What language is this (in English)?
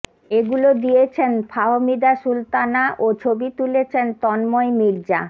Bangla